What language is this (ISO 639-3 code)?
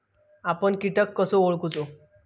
mar